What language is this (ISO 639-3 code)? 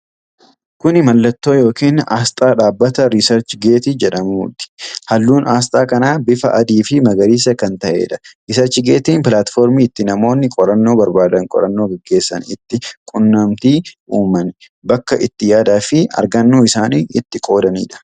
orm